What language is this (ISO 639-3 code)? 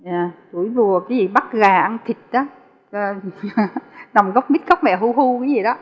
vie